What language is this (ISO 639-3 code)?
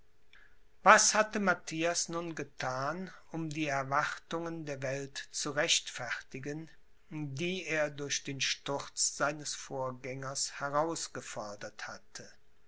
deu